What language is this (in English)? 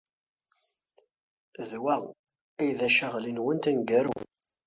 Kabyle